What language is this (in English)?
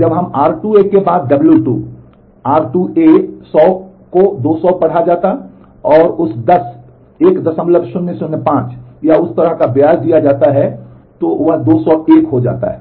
Hindi